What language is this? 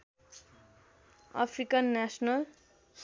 Nepali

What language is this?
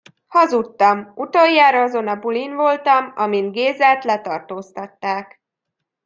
Hungarian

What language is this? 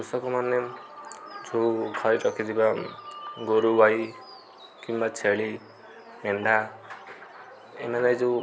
Odia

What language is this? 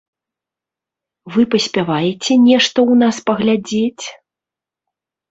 Belarusian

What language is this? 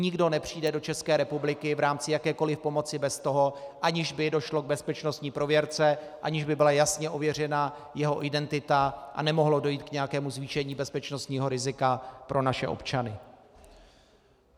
Czech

